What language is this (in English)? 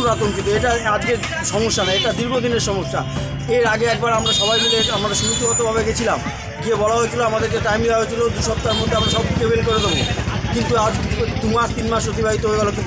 Bangla